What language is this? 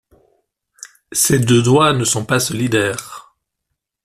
French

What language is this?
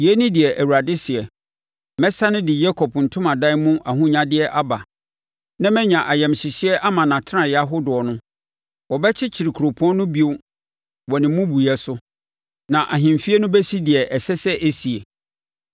Akan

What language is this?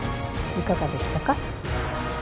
Japanese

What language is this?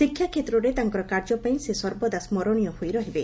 Odia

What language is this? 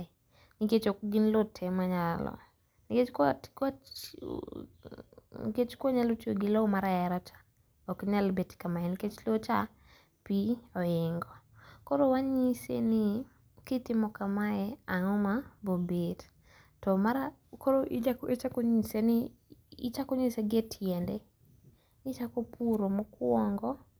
Luo (Kenya and Tanzania)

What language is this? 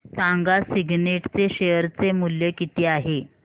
Marathi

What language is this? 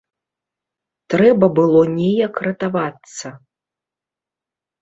Belarusian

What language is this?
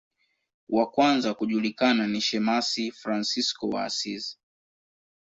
Swahili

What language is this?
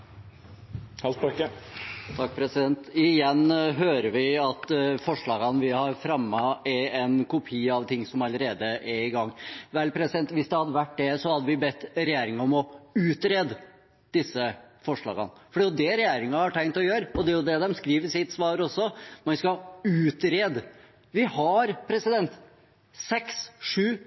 Norwegian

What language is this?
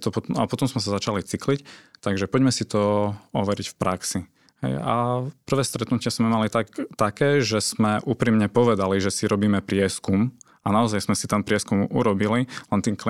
Slovak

